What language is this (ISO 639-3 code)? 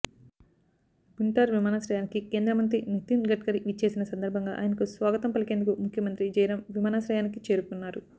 tel